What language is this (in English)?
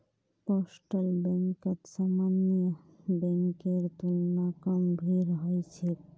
Magahi